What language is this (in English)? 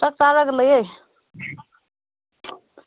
Manipuri